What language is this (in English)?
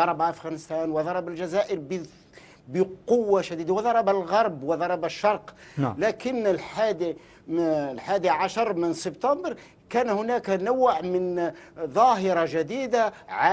Arabic